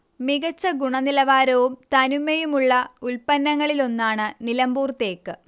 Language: Malayalam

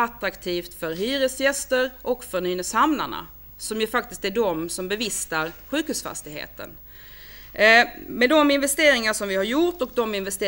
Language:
Swedish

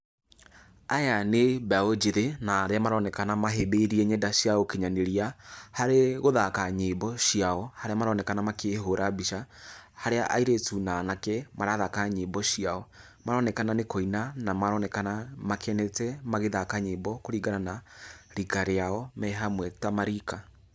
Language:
Kikuyu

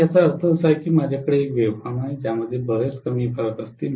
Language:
Marathi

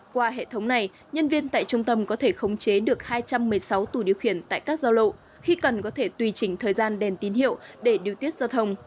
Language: Vietnamese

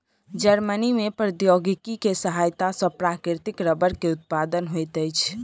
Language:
Maithili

